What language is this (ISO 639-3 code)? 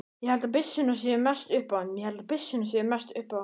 isl